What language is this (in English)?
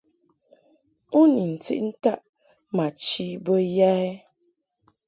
Mungaka